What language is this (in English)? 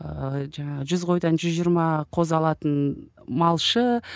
Kazakh